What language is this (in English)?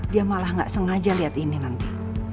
Indonesian